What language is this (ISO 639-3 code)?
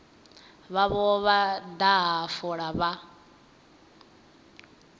ven